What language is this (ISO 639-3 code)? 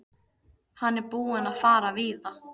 isl